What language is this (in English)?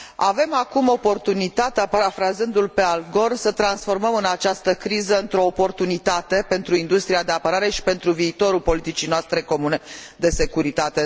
Romanian